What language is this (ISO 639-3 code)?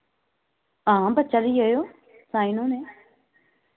doi